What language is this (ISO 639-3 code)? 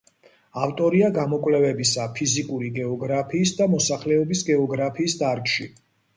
kat